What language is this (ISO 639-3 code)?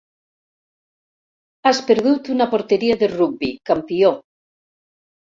cat